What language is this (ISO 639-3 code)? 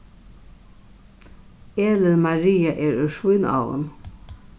fao